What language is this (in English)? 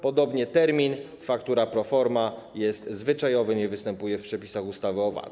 Polish